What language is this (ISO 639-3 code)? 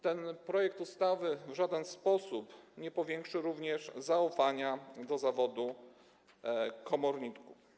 pol